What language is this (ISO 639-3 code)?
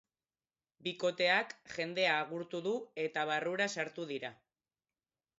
eus